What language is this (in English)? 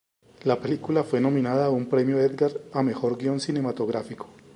Spanish